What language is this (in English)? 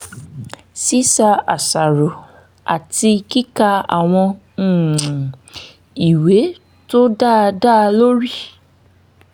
Yoruba